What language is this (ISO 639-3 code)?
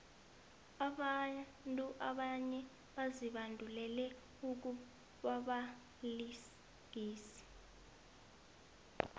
nbl